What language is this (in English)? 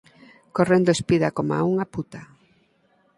Galician